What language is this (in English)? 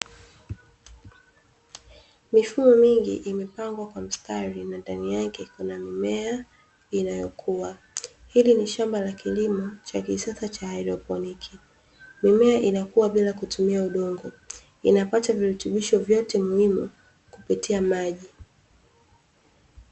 Swahili